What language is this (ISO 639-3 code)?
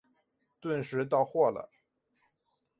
zho